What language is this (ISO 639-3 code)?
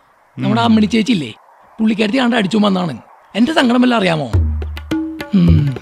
ara